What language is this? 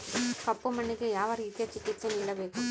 Kannada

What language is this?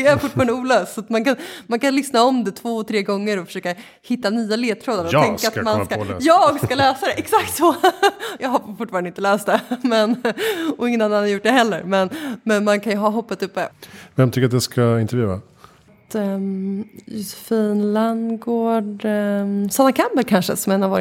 Swedish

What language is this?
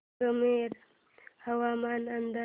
Marathi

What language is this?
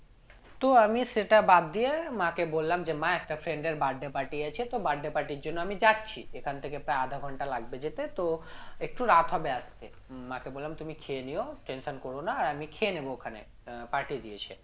Bangla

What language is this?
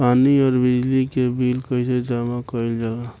Bhojpuri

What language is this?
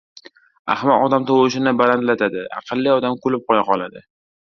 Uzbek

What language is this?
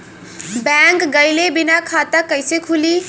Bhojpuri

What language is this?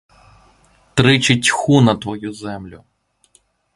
Ukrainian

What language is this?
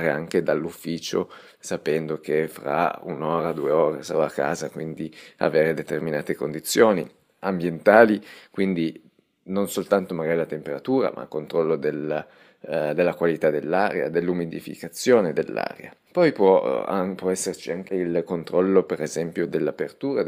Italian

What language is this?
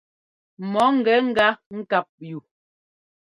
Ngomba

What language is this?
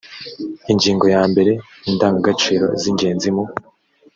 Kinyarwanda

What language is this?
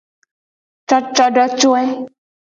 Gen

